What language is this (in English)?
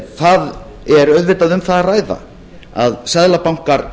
Icelandic